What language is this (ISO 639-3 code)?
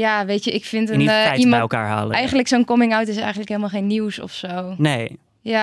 nld